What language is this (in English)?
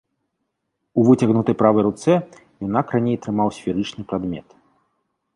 Belarusian